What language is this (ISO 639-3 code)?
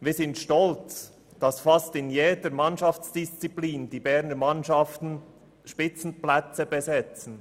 gsw